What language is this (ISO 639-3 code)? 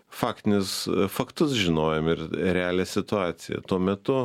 lit